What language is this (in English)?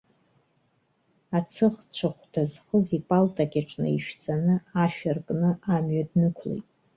Abkhazian